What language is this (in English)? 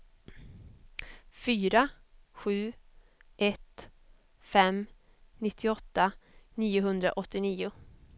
Swedish